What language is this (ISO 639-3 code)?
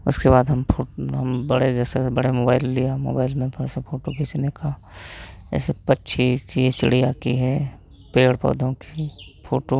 hin